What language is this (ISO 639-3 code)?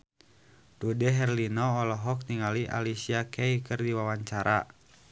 sun